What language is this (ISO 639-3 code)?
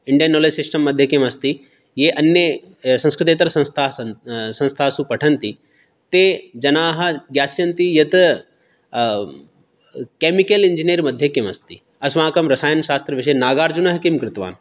san